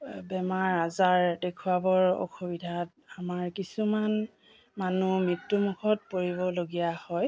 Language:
Assamese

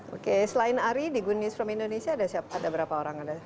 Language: Indonesian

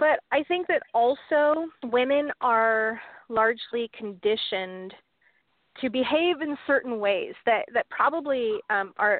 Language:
English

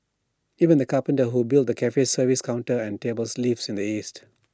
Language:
English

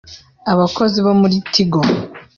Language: Kinyarwanda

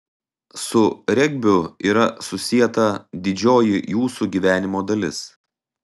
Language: Lithuanian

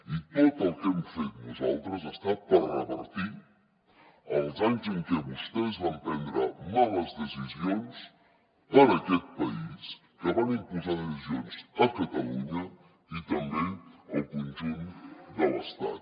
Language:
Catalan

